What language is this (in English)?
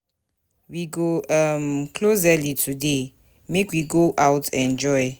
Nigerian Pidgin